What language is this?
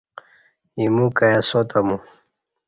Kati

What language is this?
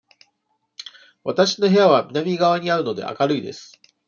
Japanese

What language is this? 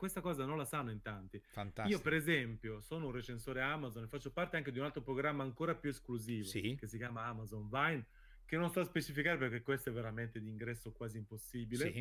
Italian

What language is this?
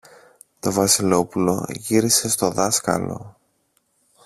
Greek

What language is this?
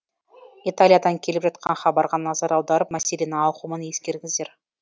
Kazakh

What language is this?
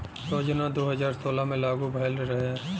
Bhojpuri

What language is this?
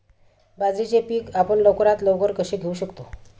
Marathi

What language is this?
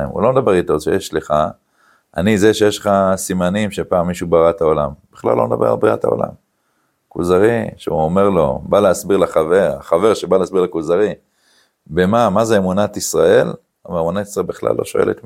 Hebrew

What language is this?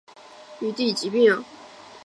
Chinese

